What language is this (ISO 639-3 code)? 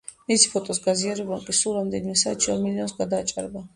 kat